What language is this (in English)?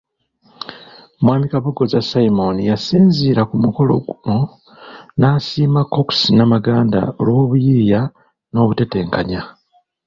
Ganda